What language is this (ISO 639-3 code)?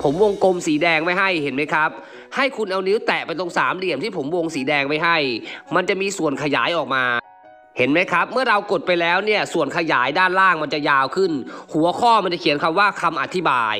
tha